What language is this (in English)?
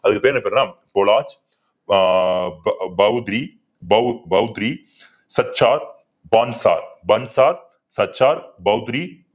Tamil